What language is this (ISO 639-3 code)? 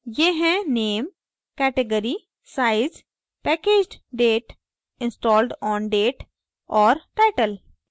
hin